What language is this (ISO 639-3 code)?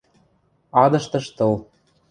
mrj